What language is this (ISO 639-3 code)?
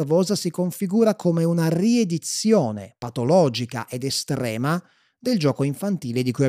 ita